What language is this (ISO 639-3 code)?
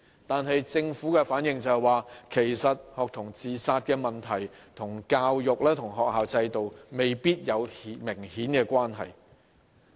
yue